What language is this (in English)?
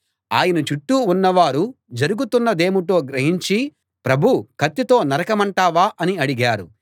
Telugu